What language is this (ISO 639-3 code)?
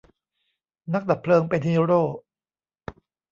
tha